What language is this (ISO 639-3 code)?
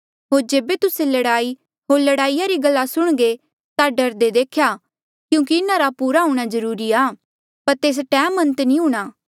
mjl